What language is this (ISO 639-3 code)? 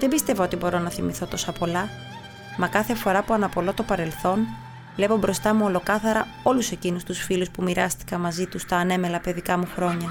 ell